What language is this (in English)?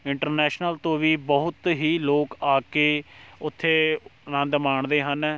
Punjabi